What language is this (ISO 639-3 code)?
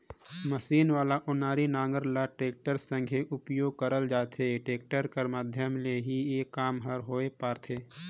hne